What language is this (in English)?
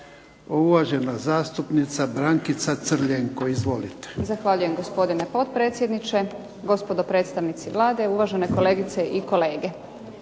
Croatian